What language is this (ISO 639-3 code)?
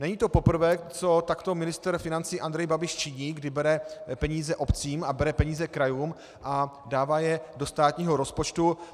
ces